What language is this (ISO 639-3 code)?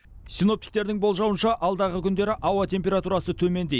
kaz